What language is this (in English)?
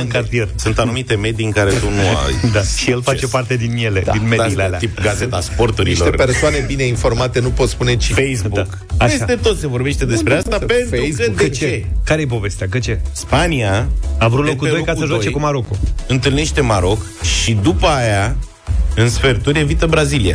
Romanian